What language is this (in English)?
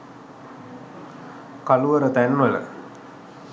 Sinhala